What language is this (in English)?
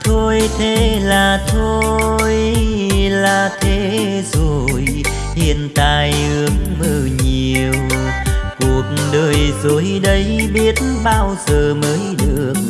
Vietnamese